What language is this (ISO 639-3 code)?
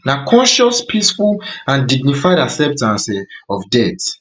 pcm